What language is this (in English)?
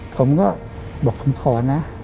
Thai